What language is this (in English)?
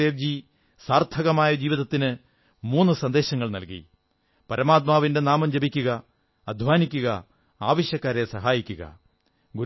Malayalam